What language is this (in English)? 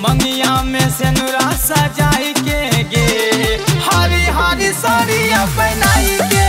Hindi